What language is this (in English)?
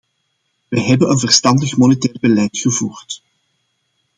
Dutch